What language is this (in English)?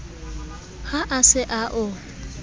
Southern Sotho